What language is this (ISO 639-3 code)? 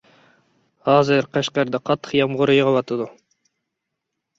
uig